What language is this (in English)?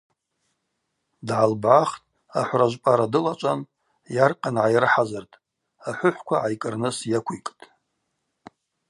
Abaza